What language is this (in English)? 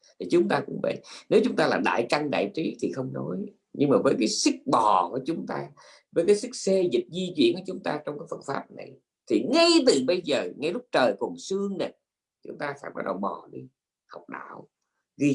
Vietnamese